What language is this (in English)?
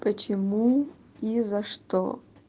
Russian